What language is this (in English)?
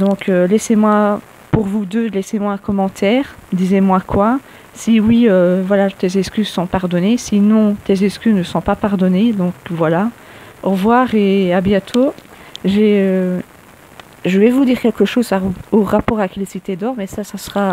French